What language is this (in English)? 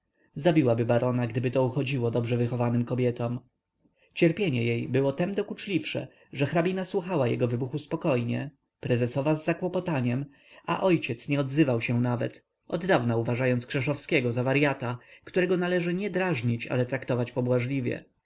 Polish